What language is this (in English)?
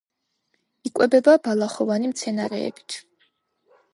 Georgian